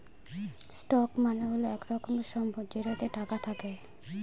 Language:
Bangla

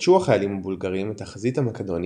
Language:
Hebrew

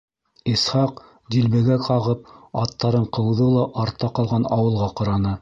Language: Bashkir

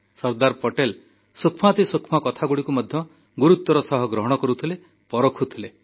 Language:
Odia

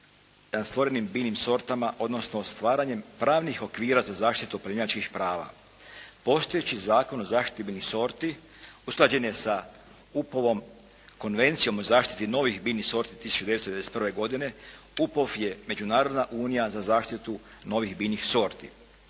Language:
Croatian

